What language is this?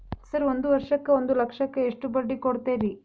Kannada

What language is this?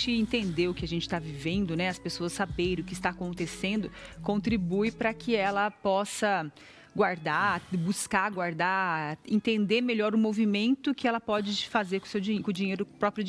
Portuguese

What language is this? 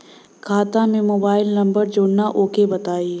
Bhojpuri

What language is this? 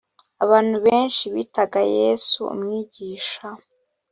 Kinyarwanda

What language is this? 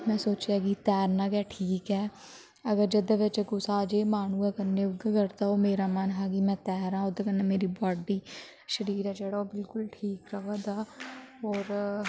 Dogri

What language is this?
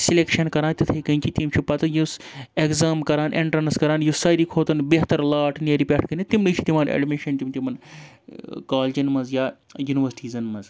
Kashmiri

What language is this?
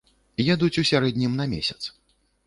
Belarusian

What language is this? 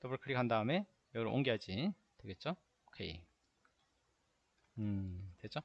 Korean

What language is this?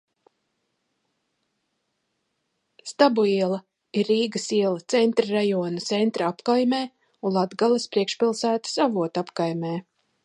Latvian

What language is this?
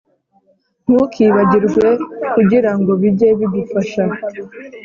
Kinyarwanda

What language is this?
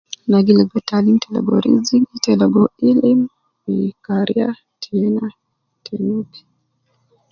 Nubi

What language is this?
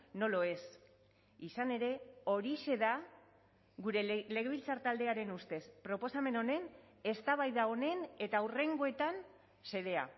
Basque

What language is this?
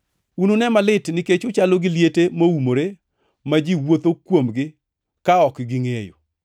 Luo (Kenya and Tanzania)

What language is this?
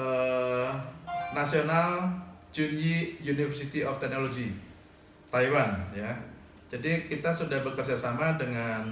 Indonesian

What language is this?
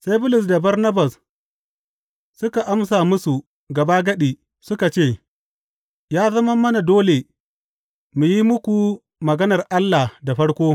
Hausa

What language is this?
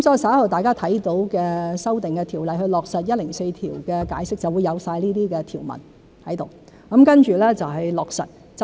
Cantonese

